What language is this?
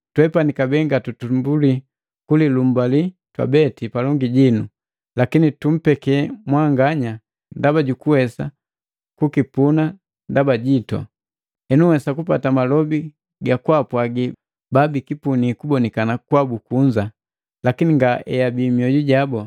Matengo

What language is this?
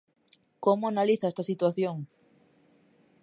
Galician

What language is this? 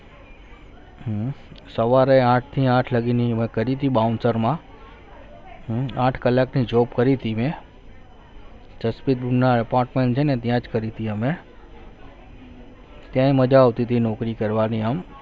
Gujarati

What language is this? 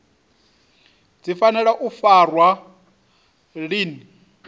Venda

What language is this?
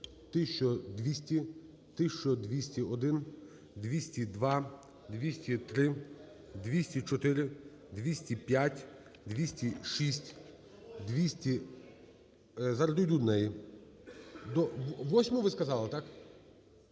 Ukrainian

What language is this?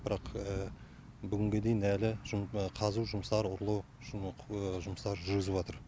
Kazakh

